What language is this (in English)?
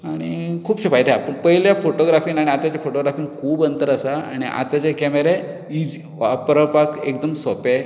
Konkani